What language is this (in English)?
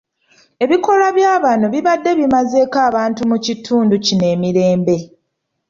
Ganda